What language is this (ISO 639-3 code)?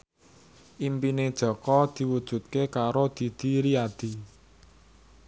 jav